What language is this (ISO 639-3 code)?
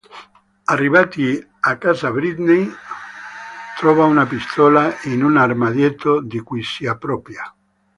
ita